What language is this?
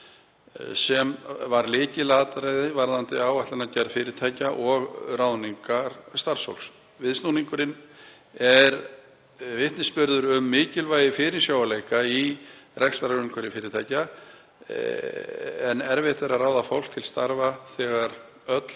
Icelandic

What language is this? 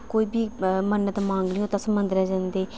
Dogri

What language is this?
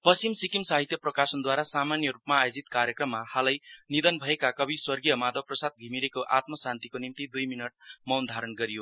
Nepali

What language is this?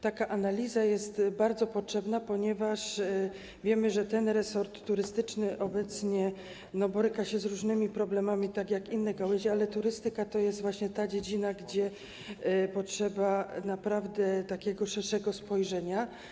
Polish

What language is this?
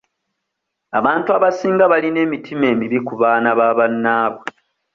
Ganda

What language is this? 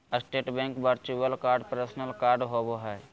Magahi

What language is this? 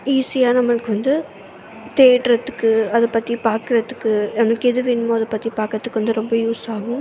Tamil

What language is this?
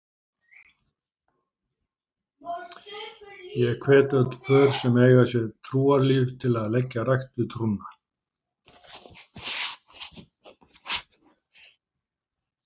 Icelandic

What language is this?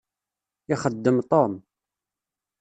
Kabyle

